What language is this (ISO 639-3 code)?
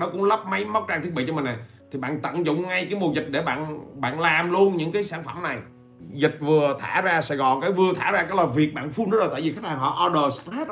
vie